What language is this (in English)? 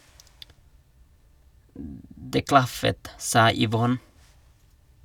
Norwegian